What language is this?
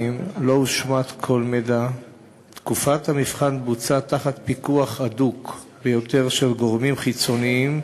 Hebrew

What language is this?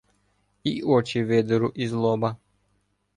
Ukrainian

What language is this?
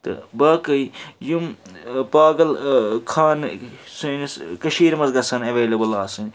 Kashmiri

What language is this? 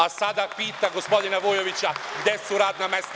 Serbian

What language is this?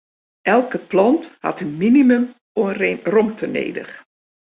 Western Frisian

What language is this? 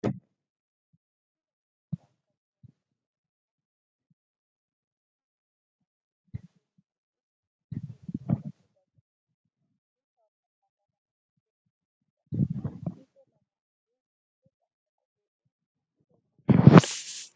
Oromo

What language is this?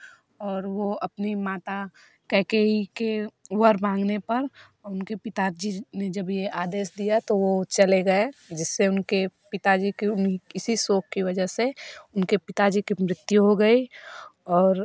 Hindi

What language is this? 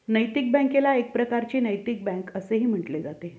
Marathi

